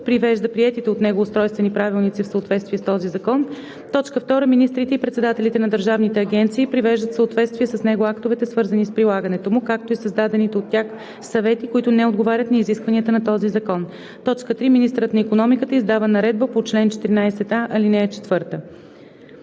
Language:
Bulgarian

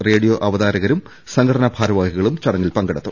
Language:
Malayalam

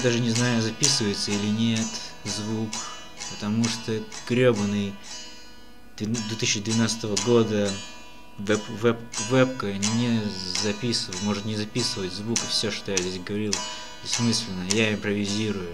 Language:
Russian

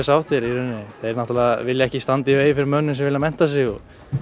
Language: Icelandic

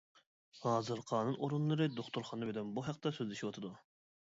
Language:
Uyghur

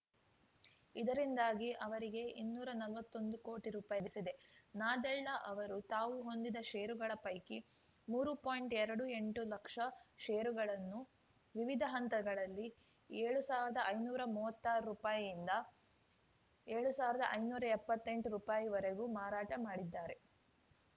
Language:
Kannada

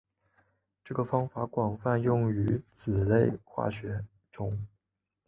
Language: Chinese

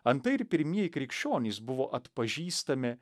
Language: Lithuanian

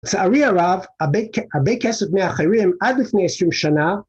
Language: Hebrew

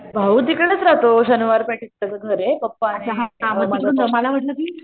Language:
Marathi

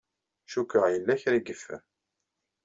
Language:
Kabyle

